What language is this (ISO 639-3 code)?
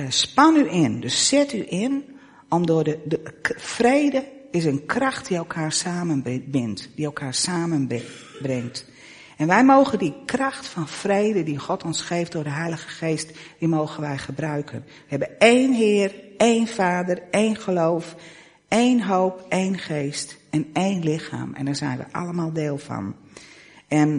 nld